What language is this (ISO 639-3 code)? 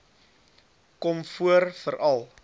afr